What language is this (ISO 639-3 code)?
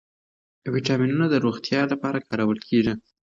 pus